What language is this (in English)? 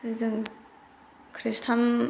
Bodo